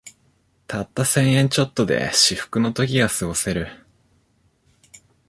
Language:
Japanese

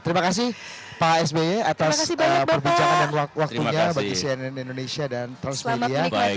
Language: Indonesian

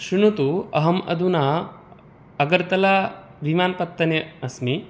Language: Sanskrit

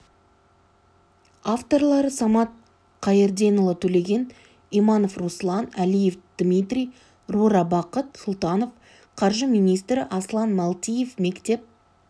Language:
Kazakh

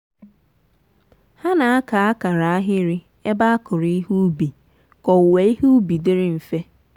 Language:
Igbo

